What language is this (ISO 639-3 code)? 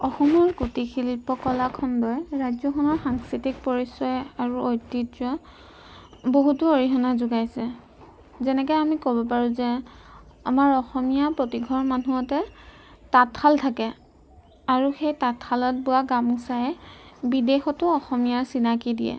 asm